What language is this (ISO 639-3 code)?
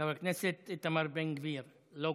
heb